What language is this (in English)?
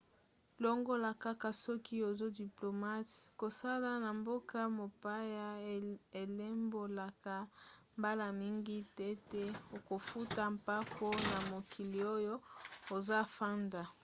Lingala